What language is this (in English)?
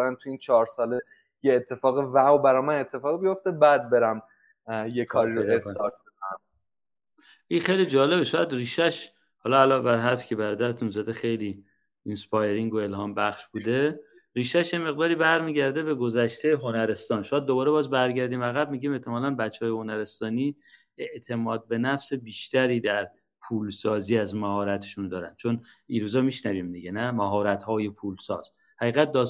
Persian